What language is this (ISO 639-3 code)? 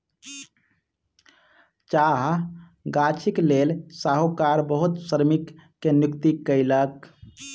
mai